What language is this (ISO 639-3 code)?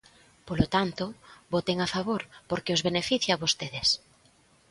glg